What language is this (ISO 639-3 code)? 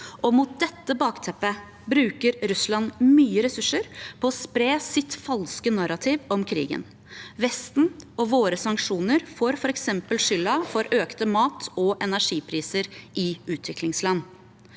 nor